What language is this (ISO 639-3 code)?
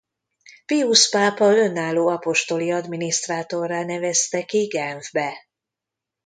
hun